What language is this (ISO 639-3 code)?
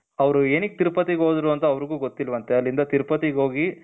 kan